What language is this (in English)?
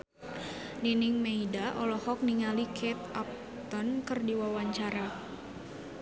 Sundanese